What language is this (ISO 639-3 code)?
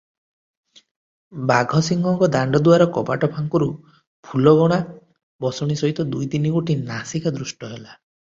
ori